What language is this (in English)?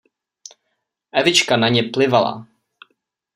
Czech